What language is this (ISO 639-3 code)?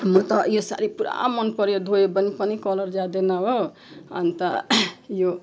nep